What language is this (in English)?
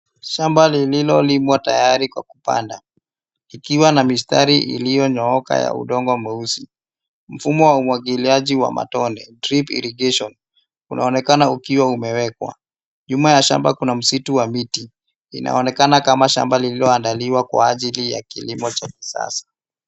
Swahili